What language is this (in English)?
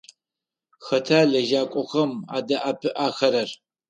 Adyghe